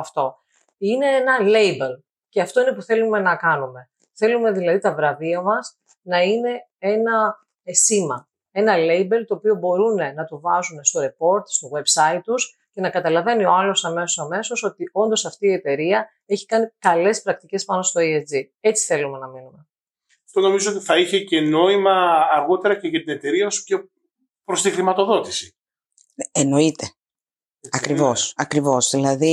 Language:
Greek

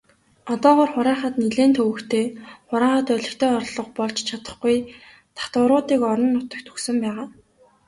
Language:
Mongolian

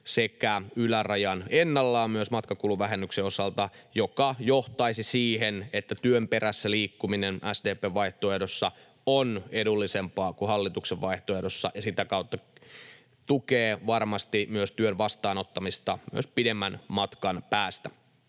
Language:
Finnish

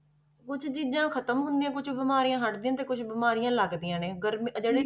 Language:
Punjabi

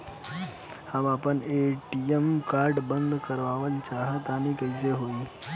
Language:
Bhojpuri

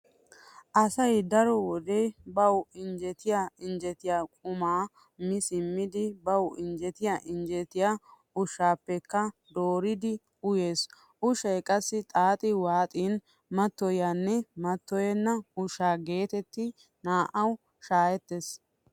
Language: Wolaytta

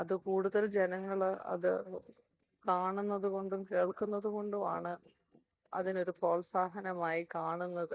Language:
Malayalam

